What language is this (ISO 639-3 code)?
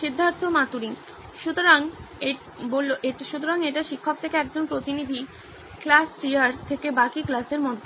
ben